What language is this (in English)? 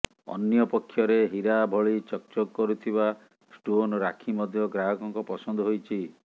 Odia